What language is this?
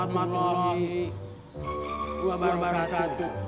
Indonesian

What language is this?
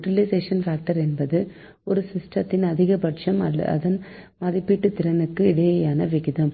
Tamil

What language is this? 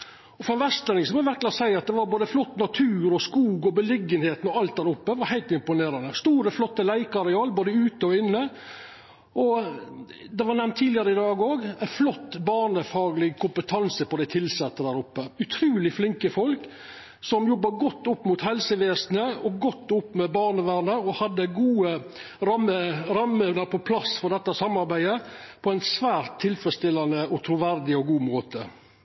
Norwegian Nynorsk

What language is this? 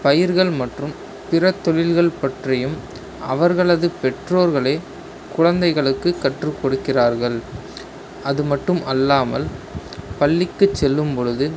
Tamil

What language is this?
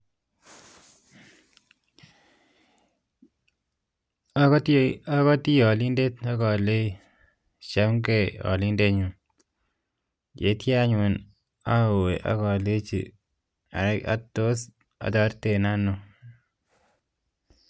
Kalenjin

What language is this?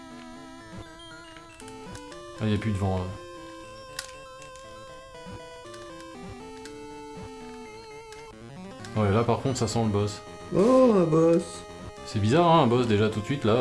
French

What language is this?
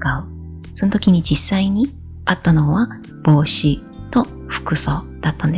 Japanese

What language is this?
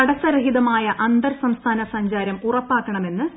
Malayalam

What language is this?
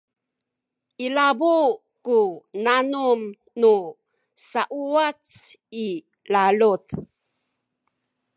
Sakizaya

